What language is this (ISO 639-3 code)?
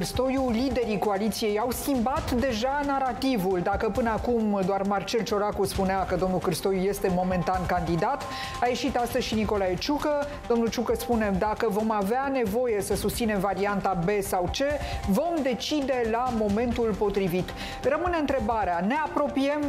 ron